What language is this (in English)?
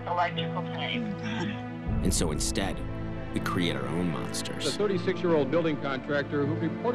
English